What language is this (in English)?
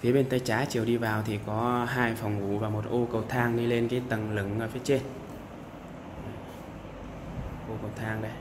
Vietnamese